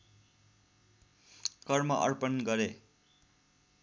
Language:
Nepali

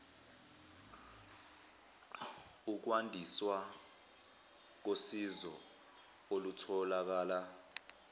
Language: Zulu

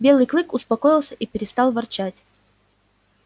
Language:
Russian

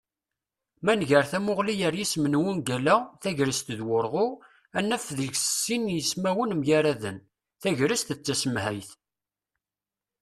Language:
Kabyle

